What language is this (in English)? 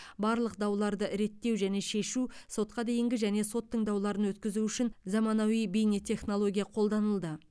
Kazakh